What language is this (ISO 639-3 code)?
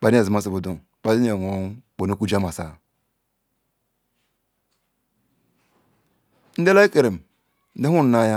ikw